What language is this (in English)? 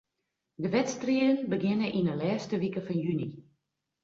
Western Frisian